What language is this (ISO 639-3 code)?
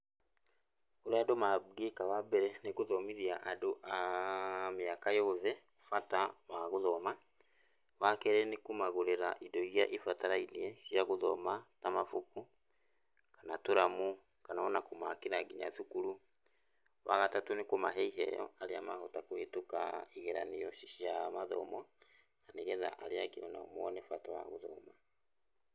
kik